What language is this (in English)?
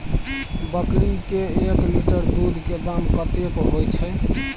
Maithili